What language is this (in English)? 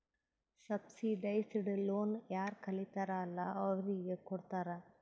Kannada